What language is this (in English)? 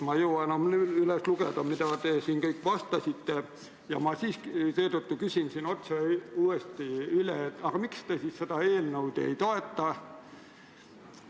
Estonian